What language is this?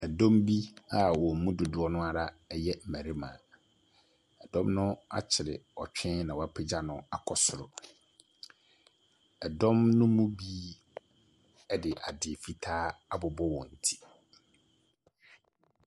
Akan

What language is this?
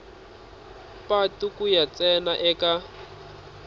Tsonga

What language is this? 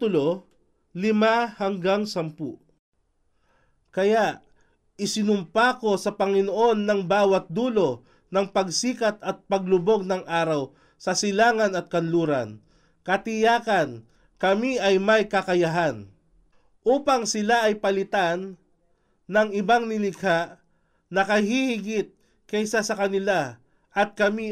Filipino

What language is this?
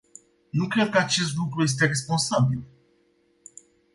Romanian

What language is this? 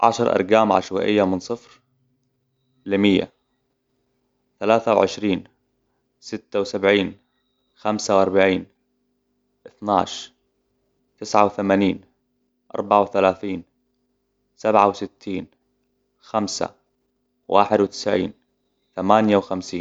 Hijazi Arabic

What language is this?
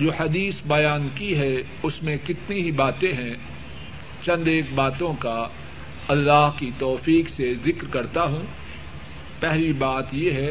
Urdu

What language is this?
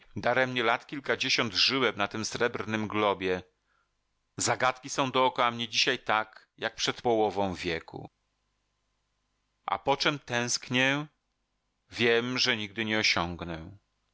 Polish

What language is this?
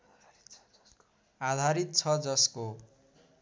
Nepali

